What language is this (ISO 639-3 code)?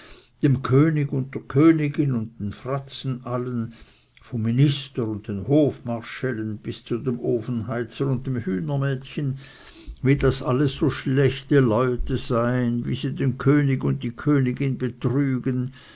deu